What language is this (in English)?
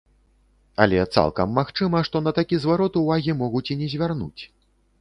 Belarusian